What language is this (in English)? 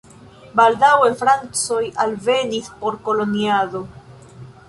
Esperanto